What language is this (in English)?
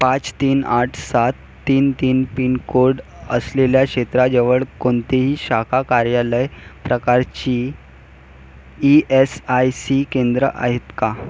Marathi